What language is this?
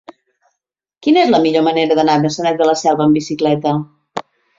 Catalan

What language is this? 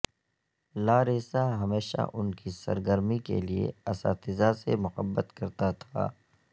Urdu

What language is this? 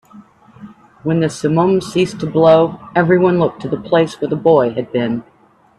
English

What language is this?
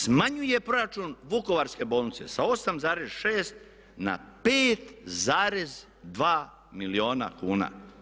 Croatian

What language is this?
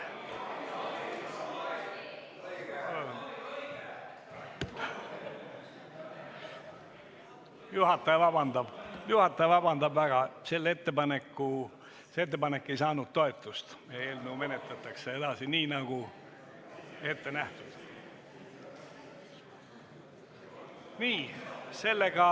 Estonian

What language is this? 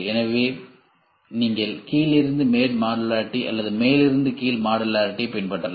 Tamil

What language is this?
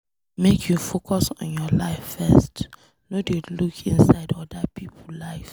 Nigerian Pidgin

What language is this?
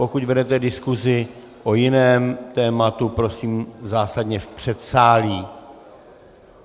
Czech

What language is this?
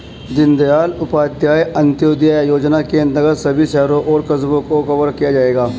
Hindi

